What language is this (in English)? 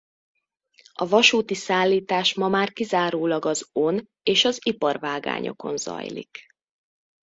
Hungarian